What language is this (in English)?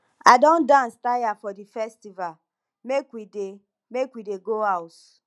Nigerian Pidgin